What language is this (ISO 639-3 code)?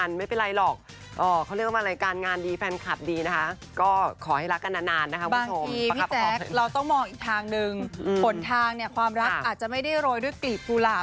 tha